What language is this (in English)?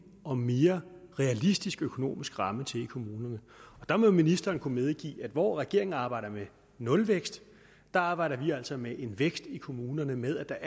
Danish